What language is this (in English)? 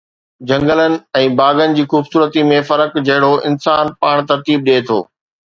Sindhi